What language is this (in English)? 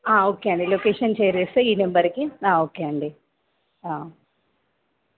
Telugu